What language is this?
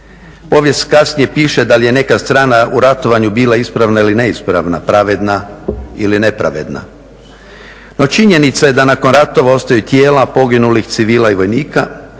Croatian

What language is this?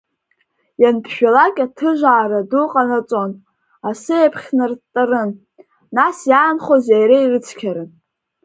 Abkhazian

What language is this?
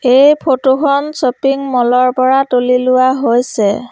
Assamese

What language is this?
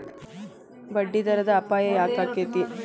Kannada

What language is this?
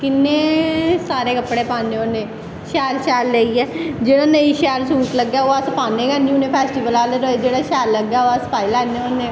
Dogri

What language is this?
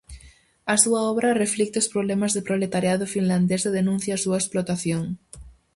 Galician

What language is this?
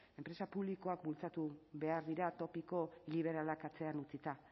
Basque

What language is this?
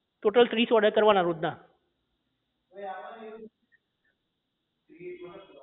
Gujarati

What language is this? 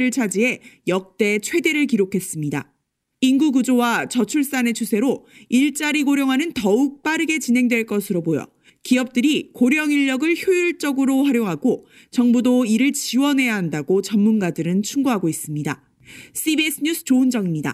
Korean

